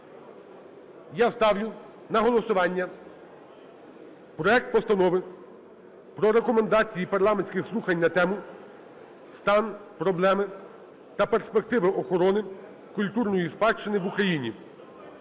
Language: Ukrainian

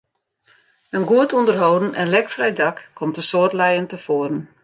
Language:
Western Frisian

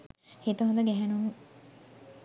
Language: Sinhala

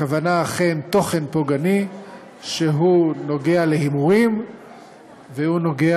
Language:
Hebrew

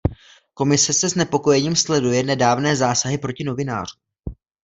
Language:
Czech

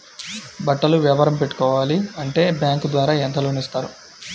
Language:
Telugu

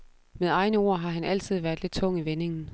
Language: Danish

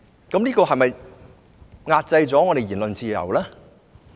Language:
Cantonese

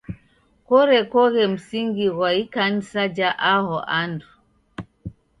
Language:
Taita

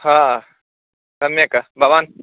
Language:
Sanskrit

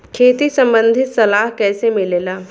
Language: Bhojpuri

